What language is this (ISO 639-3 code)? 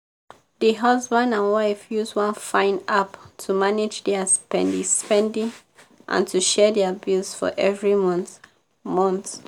pcm